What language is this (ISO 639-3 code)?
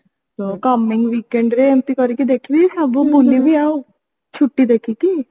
ori